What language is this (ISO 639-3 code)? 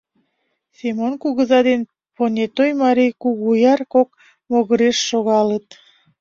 chm